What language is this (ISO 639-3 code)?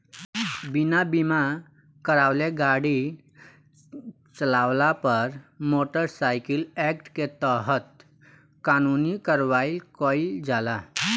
bho